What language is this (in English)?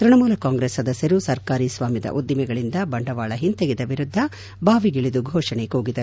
Kannada